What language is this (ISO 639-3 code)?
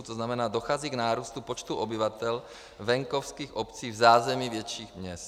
ces